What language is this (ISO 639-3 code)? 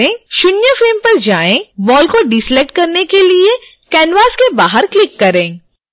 hin